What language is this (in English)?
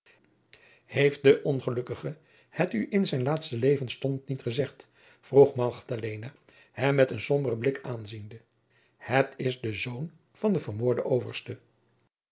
Dutch